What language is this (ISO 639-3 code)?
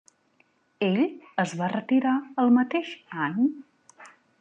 cat